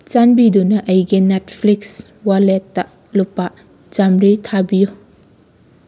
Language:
Manipuri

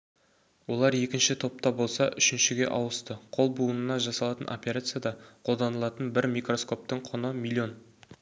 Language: Kazakh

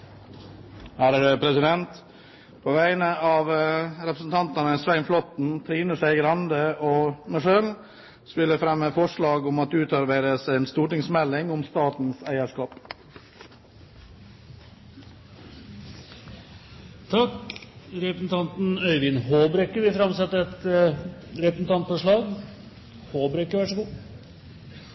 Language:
Norwegian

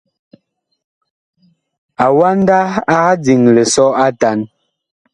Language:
Bakoko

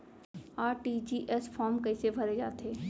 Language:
Chhattisgarhi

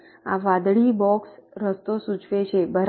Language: Gujarati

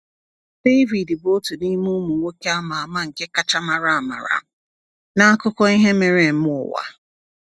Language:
Igbo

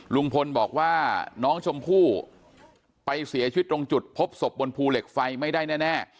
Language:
Thai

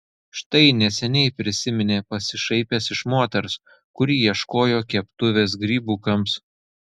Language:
Lithuanian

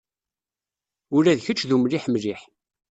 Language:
Kabyle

